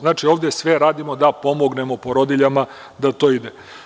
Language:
Serbian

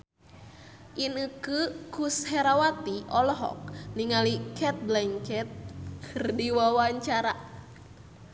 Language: Sundanese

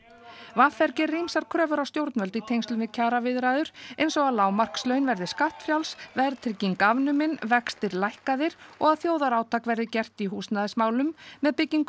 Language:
Icelandic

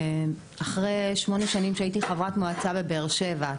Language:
Hebrew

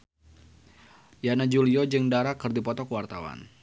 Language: Sundanese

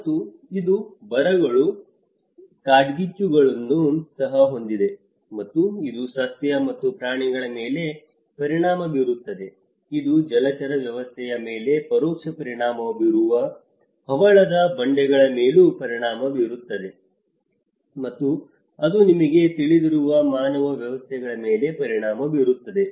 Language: Kannada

